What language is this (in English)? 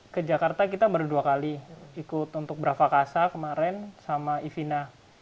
Indonesian